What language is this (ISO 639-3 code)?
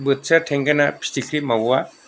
brx